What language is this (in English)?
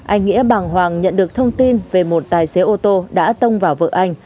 Vietnamese